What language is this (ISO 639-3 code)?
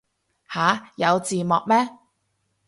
yue